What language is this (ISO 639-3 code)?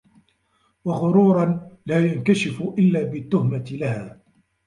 ara